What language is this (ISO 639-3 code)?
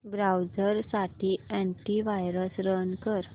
mar